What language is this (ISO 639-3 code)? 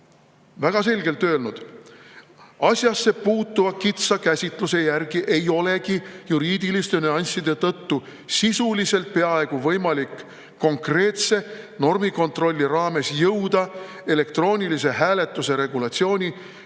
est